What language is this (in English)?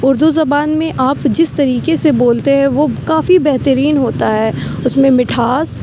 Urdu